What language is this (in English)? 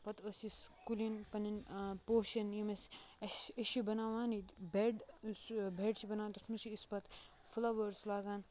Kashmiri